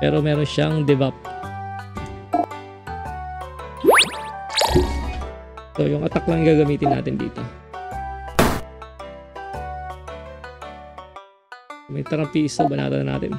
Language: Filipino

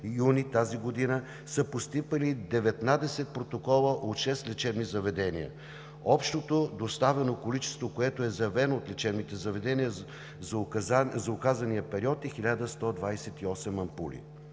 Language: Bulgarian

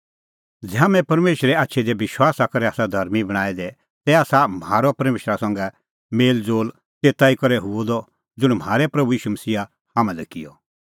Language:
Kullu Pahari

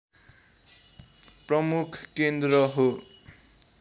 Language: Nepali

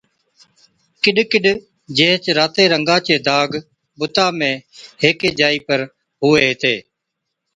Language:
Od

